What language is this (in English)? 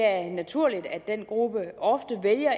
Danish